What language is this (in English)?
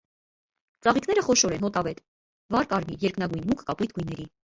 Armenian